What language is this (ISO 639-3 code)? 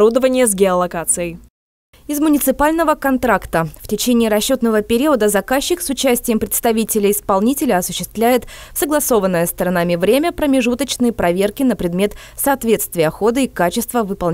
rus